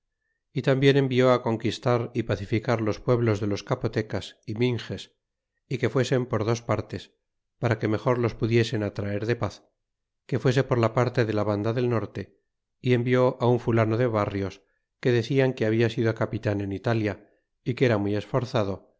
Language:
Spanish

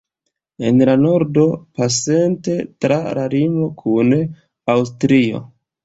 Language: Esperanto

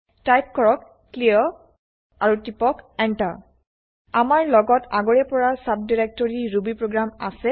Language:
Assamese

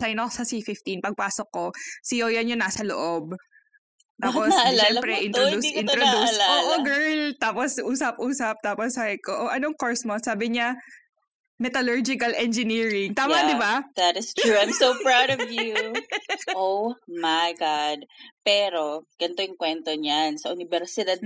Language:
Filipino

